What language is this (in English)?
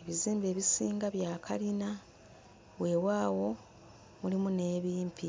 Ganda